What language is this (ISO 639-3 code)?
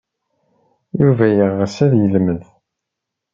kab